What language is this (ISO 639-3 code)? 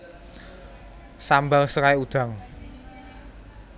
jav